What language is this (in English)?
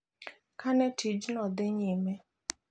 Luo (Kenya and Tanzania)